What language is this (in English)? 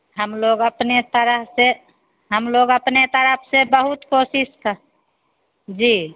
Hindi